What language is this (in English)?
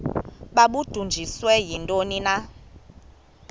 Xhosa